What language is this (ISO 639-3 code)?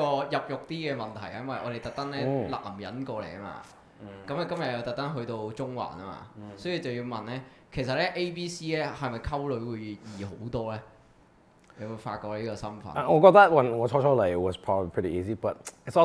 zho